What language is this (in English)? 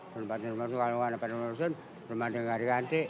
Indonesian